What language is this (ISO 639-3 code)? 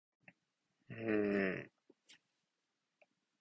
jpn